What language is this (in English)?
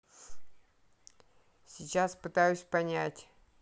Russian